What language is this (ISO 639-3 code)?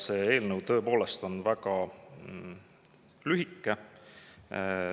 est